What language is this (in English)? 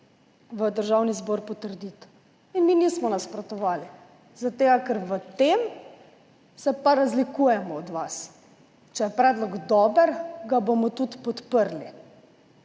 Slovenian